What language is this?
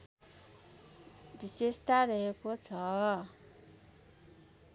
Nepali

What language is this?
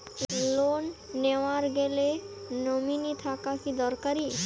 Bangla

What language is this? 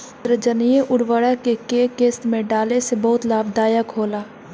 Bhojpuri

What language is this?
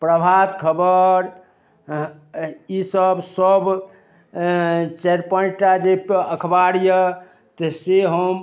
Maithili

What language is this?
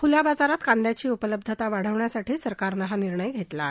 Marathi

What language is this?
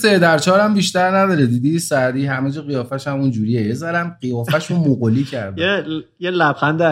Persian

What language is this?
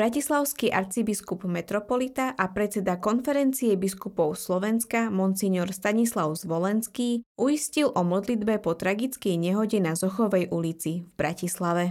Slovak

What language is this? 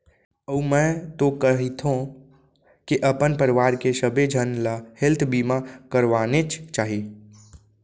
Chhattisgarhi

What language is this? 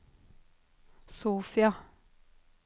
Norwegian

